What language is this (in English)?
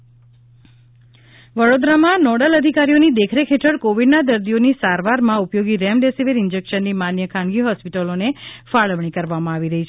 Gujarati